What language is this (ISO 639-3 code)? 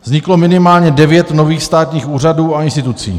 ces